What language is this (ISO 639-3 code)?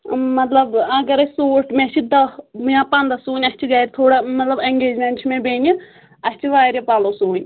kas